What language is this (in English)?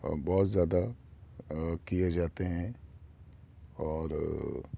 Urdu